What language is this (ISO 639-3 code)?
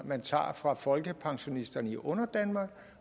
dan